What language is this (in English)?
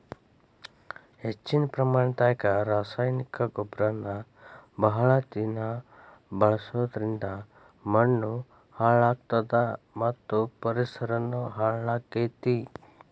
Kannada